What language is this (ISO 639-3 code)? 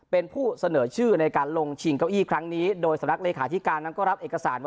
tha